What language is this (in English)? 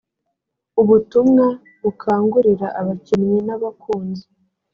Kinyarwanda